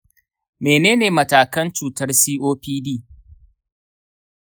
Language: Hausa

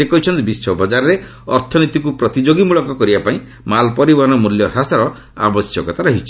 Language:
Odia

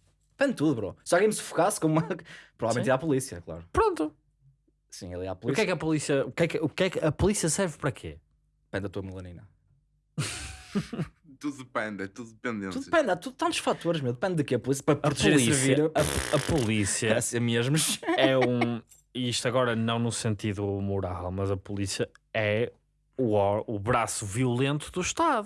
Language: Portuguese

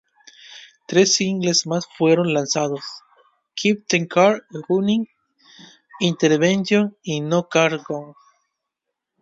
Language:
Spanish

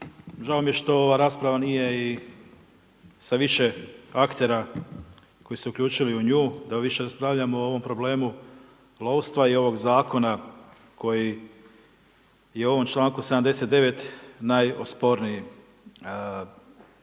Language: Croatian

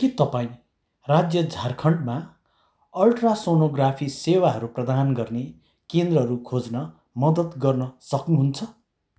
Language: Nepali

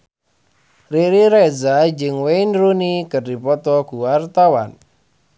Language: Sundanese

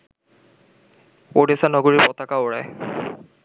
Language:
Bangla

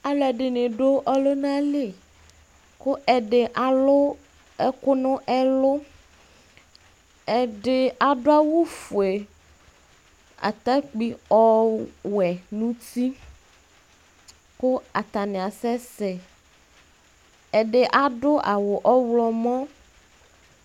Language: Ikposo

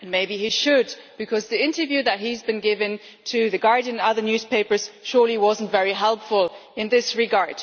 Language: English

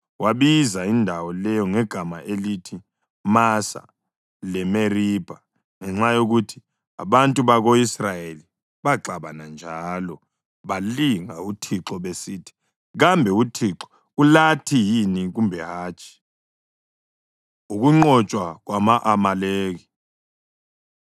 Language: North Ndebele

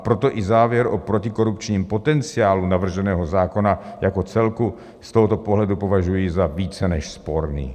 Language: Czech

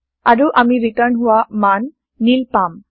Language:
Assamese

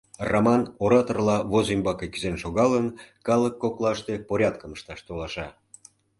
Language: Mari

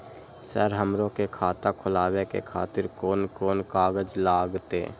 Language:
Maithili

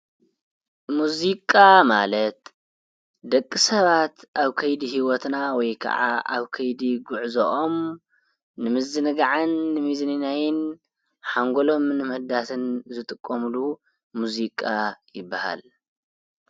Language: Tigrinya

